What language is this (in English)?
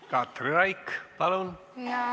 Estonian